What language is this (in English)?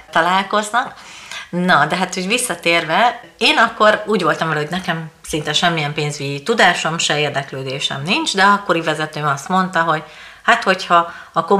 Hungarian